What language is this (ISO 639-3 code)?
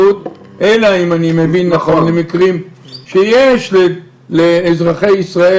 heb